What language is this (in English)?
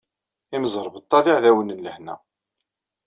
Kabyle